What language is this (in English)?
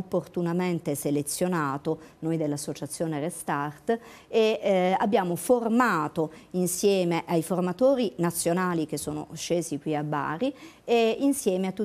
Italian